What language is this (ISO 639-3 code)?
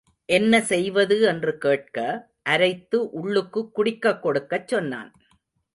tam